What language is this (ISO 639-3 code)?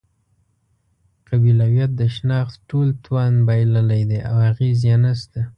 pus